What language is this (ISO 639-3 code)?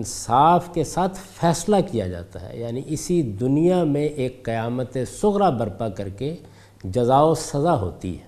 urd